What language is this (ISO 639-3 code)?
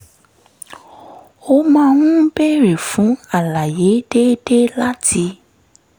yor